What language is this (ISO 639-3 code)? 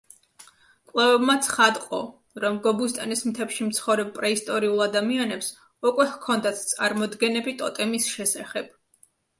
kat